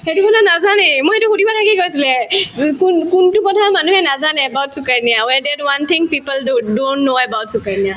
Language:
Assamese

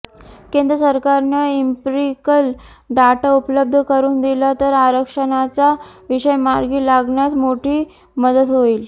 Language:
Marathi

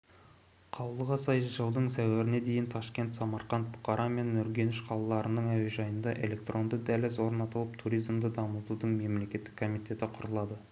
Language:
Kazakh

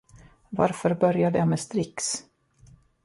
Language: Swedish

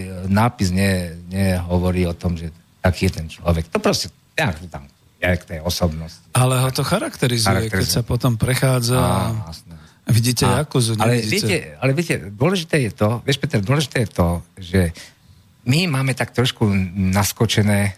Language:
Slovak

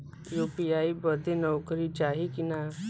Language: Bhojpuri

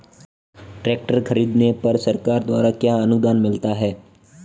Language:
Hindi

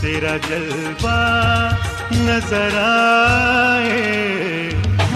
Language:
Urdu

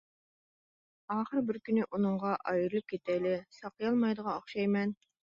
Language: Uyghur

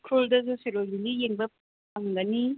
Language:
Manipuri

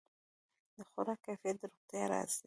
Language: Pashto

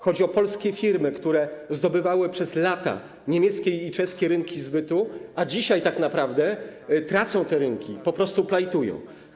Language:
Polish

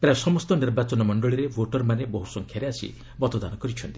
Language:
Odia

